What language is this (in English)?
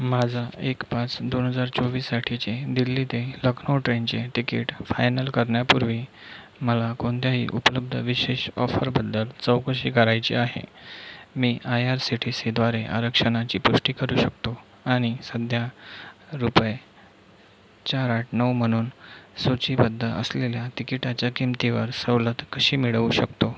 Marathi